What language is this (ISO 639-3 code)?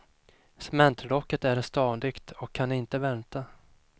swe